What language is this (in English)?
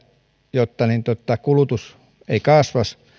Finnish